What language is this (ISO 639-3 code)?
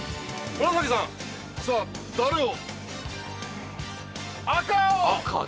jpn